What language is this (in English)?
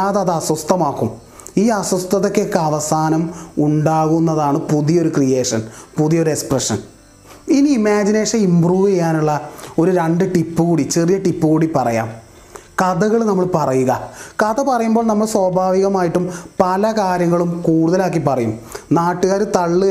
Malayalam